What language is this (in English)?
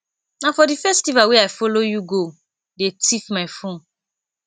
Nigerian Pidgin